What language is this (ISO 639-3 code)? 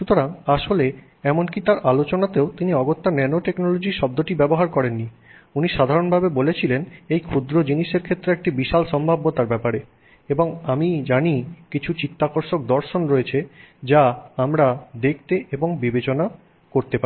ben